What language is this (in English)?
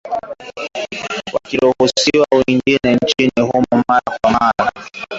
Swahili